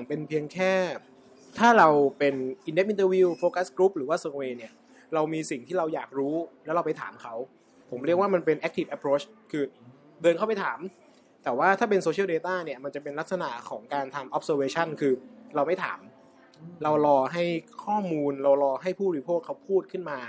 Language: Thai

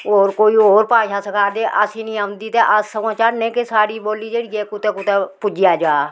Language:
Dogri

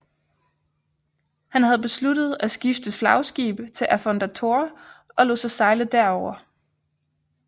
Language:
Danish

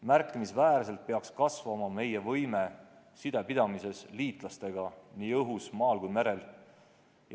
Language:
Estonian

